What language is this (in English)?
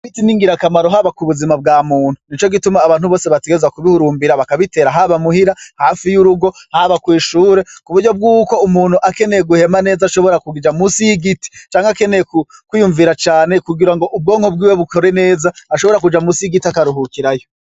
Rundi